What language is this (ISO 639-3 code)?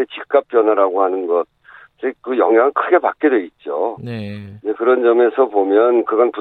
kor